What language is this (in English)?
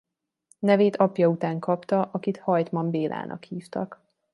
Hungarian